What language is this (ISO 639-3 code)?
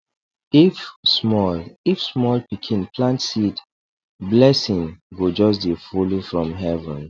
pcm